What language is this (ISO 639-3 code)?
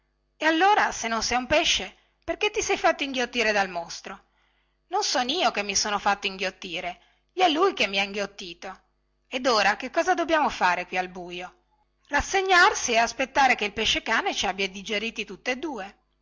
ita